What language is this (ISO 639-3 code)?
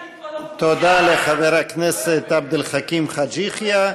heb